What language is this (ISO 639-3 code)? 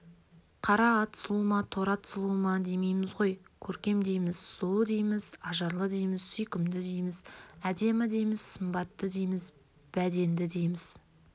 kaz